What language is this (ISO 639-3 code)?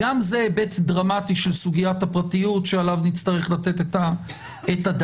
heb